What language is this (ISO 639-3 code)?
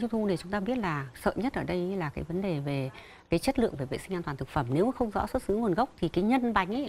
vie